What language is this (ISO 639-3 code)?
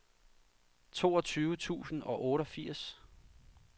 dan